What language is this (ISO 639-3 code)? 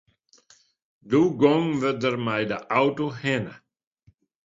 fry